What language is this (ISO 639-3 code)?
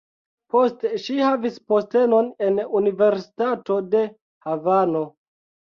epo